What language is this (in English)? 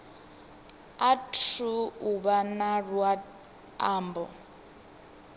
Venda